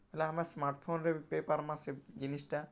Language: Odia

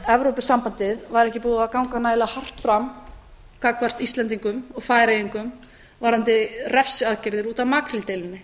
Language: Icelandic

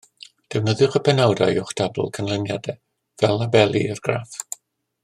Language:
Welsh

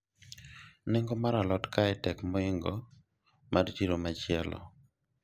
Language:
Luo (Kenya and Tanzania)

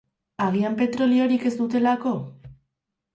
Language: Basque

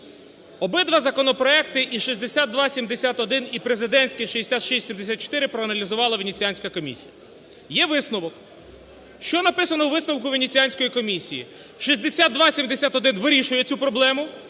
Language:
Ukrainian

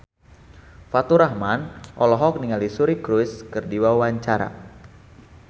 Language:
Sundanese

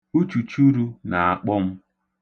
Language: Igbo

